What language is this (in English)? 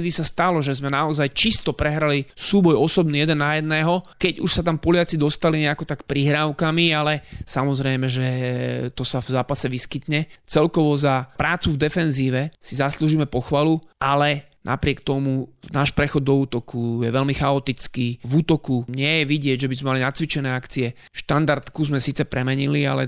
Slovak